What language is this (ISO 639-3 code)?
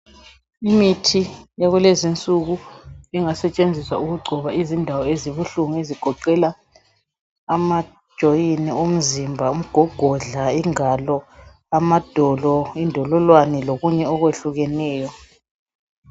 nde